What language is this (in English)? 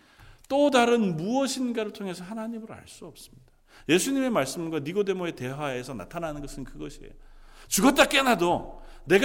Korean